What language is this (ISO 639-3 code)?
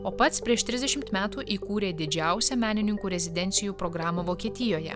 lit